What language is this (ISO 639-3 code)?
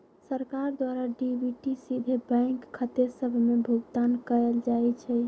mag